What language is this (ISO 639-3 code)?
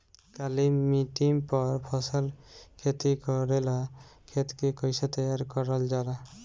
bho